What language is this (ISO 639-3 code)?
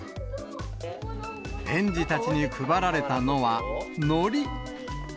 jpn